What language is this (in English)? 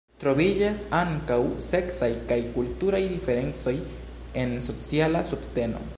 Esperanto